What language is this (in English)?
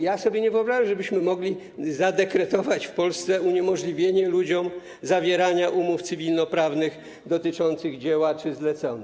Polish